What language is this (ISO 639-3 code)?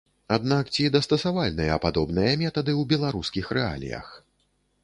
bel